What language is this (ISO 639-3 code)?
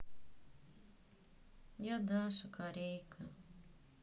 rus